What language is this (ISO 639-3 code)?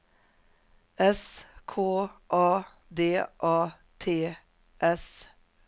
swe